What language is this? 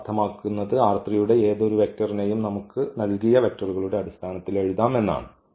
Malayalam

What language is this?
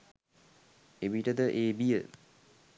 Sinhala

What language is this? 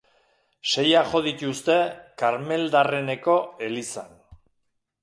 Basque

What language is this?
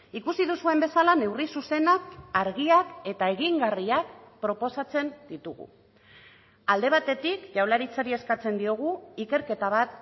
Basque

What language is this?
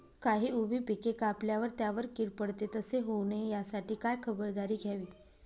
Marathi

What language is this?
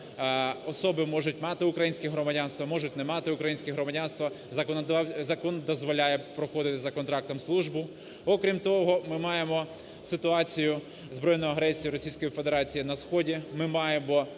Ukrainian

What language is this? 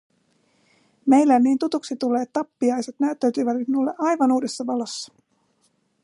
Finnish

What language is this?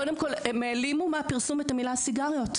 Hebrew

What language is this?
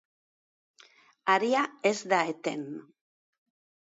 Basque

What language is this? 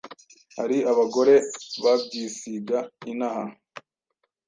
Kinyarwanda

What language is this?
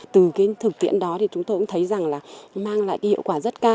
Vietnamese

